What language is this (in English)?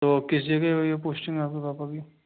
Hindi